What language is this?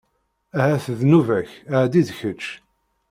Kabyle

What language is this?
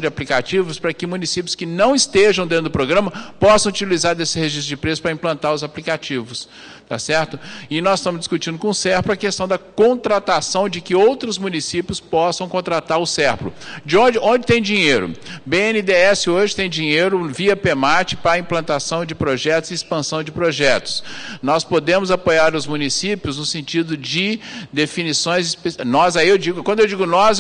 Portuguese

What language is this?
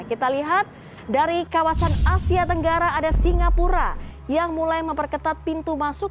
Indonesian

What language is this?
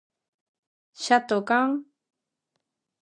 Galician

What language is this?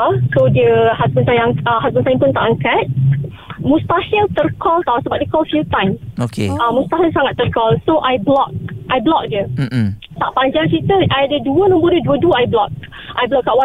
Malay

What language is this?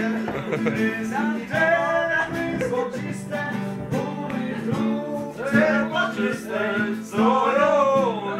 Polish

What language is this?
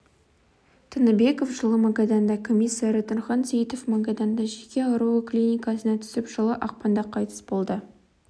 Kazakh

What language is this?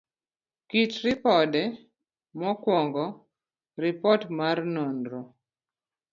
Luo (Kenya and Tanzania)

